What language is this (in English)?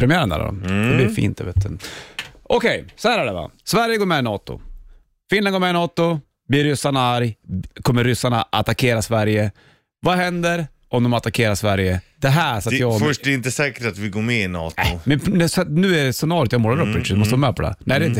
Swedish